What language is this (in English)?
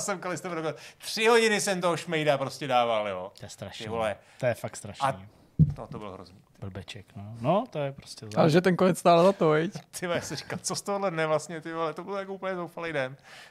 Czech